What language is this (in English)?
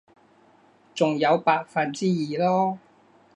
Cantonese